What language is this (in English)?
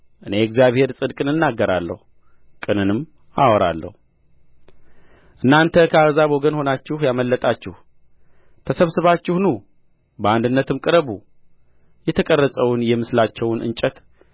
Amharic